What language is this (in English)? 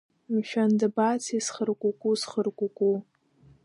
Abkhazian